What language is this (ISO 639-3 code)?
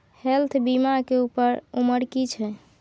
mai